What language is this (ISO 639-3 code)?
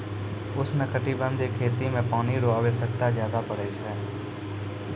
mai